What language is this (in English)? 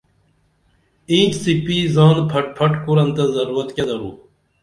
Dameli